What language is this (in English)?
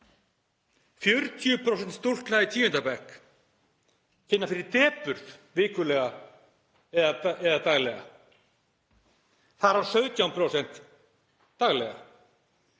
Icelandic